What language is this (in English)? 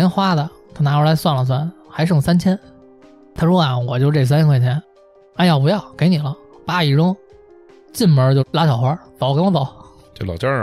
Chinese